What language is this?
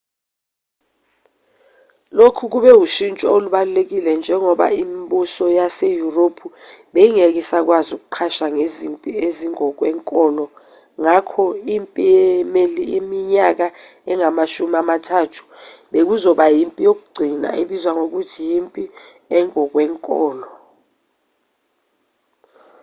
Zulu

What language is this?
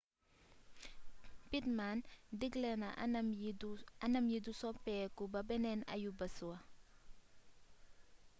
Wolof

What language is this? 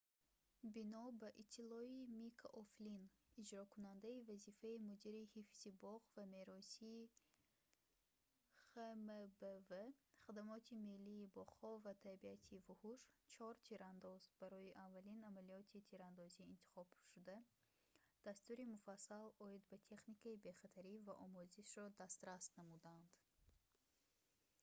Tajik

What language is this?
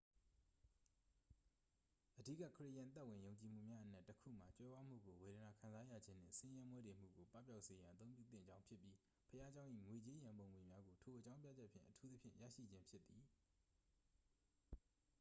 Burmese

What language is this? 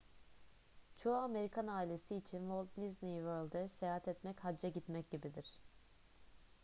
Turkish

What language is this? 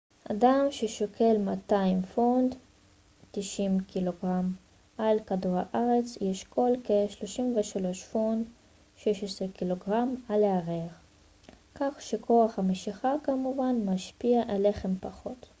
Hebrew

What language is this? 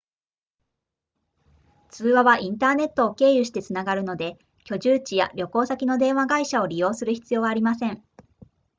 Japanese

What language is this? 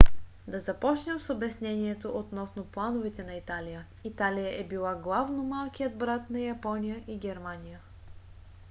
Bulgarian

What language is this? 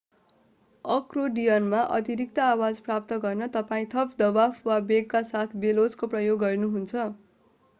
Nepali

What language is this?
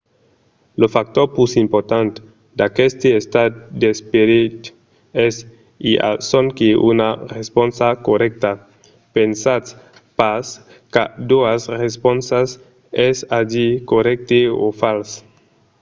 Occitan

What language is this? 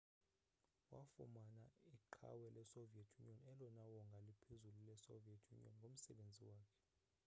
Xhosa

